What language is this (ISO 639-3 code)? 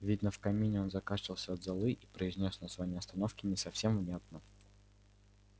rus